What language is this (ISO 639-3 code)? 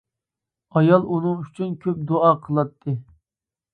uig